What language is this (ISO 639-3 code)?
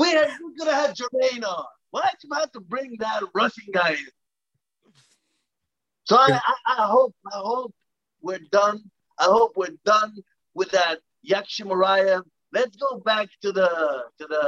heb